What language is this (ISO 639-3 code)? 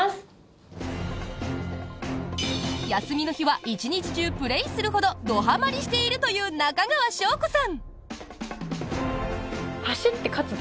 jpn